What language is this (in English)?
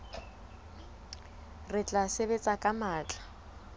Southern Sotho